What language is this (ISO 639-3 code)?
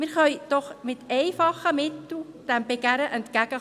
gsw